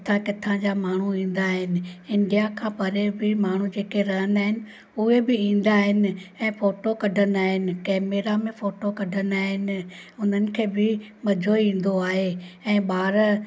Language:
Sindhi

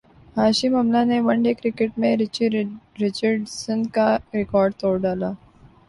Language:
Urdu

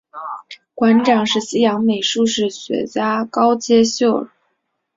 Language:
Chinese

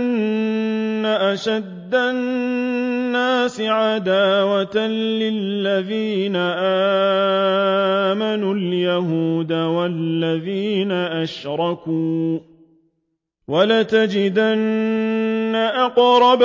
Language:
Arabic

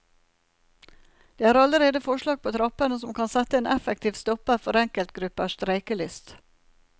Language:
Norwegian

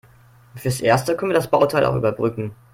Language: German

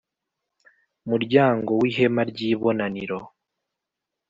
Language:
Kinyarwanda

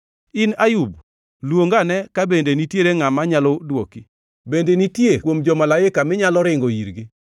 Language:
Luo (Kenya and Tanzania)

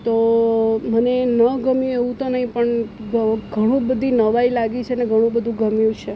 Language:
Gujarati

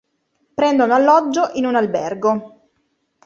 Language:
Italian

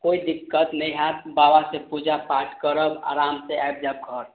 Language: Maithili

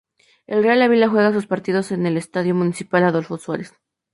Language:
Spanish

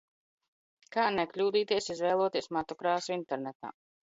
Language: Latvian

